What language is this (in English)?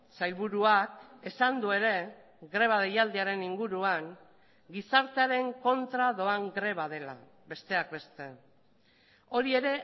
Basque